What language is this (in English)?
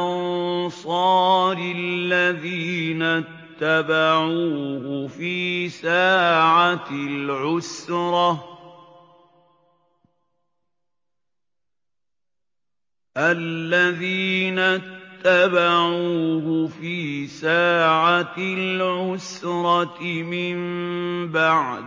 Arabic